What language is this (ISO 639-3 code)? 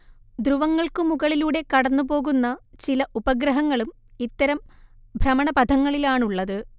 mal